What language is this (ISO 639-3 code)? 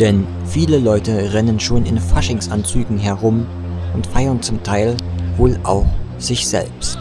deu